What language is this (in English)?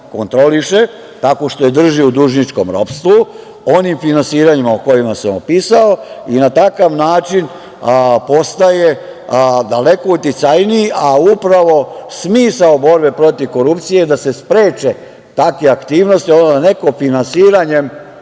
Serbian